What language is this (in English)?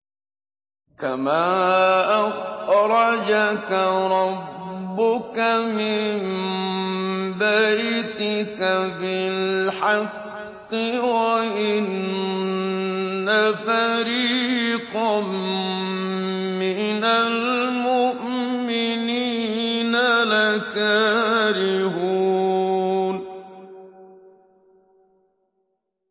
Arabic